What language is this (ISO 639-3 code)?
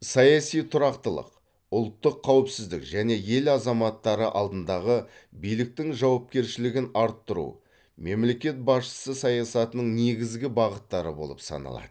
kaz